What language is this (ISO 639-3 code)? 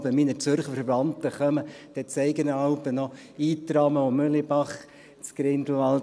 gsw